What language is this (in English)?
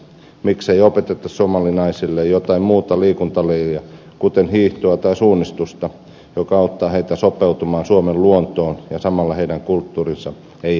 Finnish